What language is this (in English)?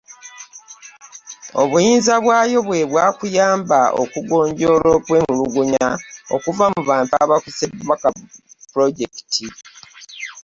Ganda